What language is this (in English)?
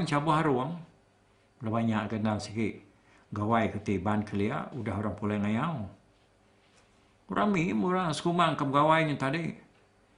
Malay